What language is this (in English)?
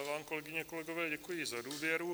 Czech